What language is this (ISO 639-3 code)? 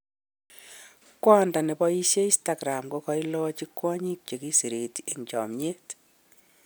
kln